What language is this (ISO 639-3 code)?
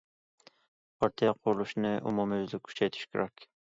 uig